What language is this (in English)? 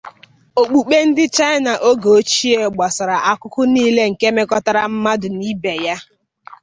Igbo